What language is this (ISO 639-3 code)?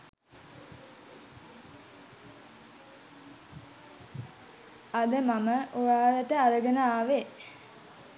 sin